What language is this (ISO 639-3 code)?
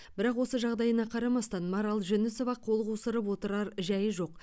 kaz